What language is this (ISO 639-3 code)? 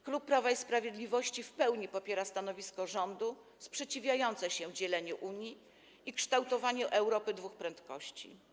pol